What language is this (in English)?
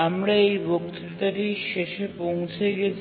Bangla